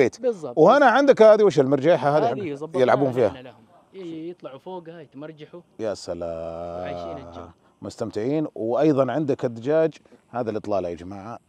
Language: Arabic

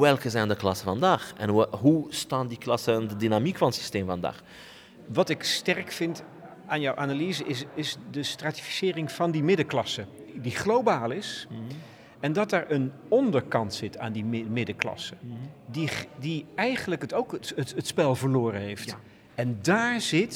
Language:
Dutch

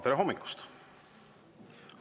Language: Estonian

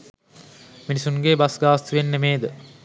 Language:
Sinhala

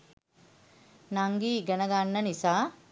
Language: Sinhala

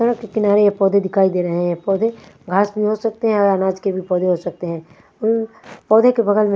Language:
Hindi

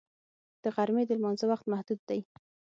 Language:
Pashto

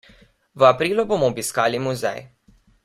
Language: Slovenian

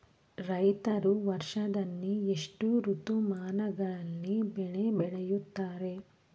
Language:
Kannada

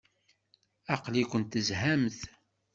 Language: Kabyle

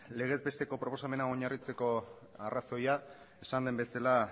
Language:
Basque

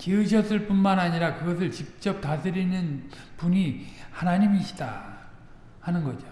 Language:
Korean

